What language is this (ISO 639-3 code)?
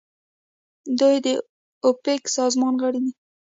pus